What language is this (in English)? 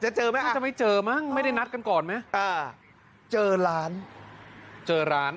Thai